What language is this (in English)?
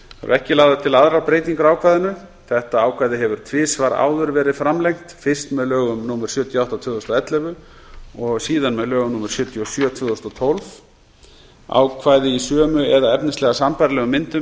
Icelandic